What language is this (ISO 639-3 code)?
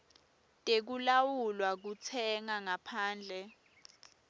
ssw